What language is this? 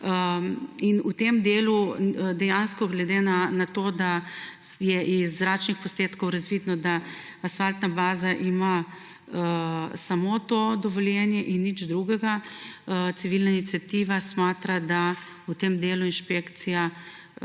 Slovenian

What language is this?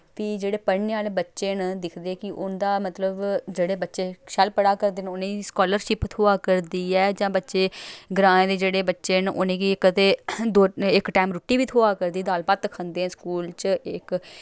Dogri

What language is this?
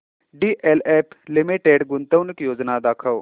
Marathi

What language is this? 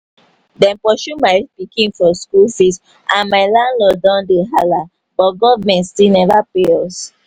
Nigerian Pidgin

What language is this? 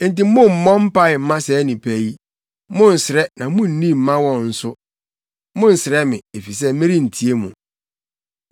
Akan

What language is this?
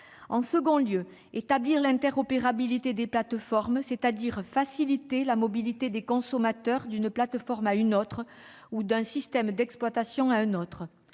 French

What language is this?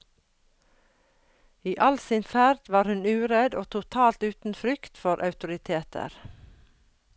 Norwegian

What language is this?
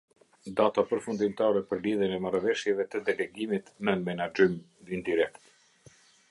Albanian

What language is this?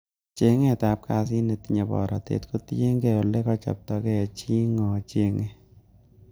Kalenjin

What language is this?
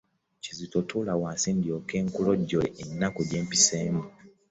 Ganda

